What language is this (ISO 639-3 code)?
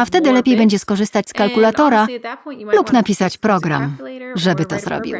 pol